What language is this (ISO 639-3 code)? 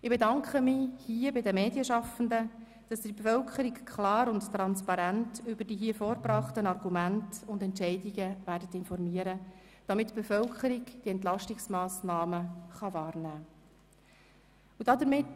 gsw